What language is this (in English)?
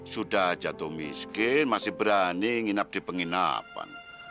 Indonesian